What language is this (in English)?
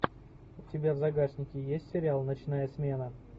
Russian